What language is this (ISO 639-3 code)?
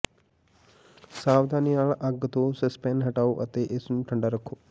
pan